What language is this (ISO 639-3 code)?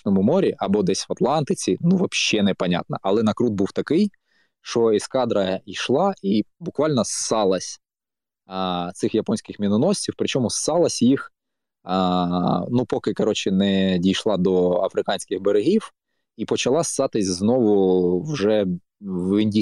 ukr